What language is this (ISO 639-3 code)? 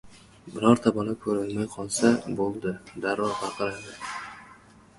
uzb